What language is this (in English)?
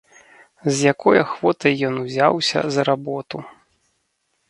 Belarusian